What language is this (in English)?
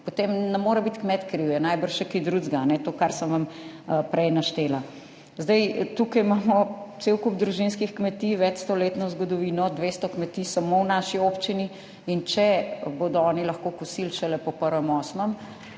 Slovenian